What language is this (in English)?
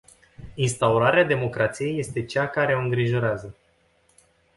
Romanian